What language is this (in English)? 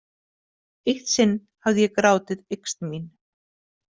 Icelandic